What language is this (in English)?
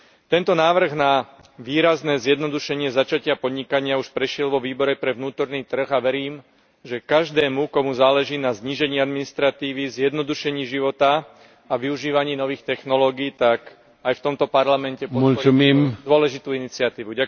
Slovak